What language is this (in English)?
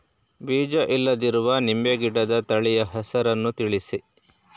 Kannada